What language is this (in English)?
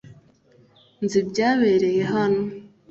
Kinyarwanda